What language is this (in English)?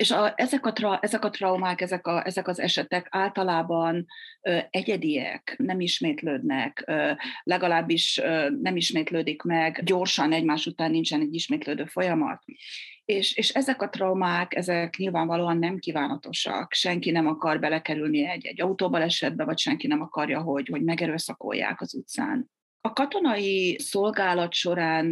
Hungarian